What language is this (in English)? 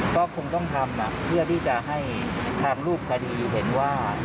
Thai